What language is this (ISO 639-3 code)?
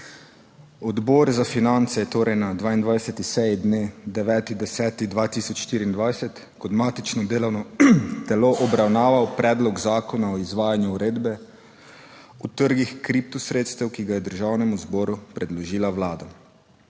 slv